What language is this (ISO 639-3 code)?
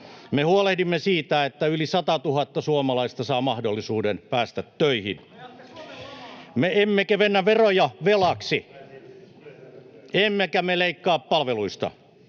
fin